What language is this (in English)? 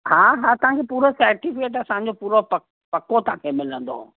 Sindhi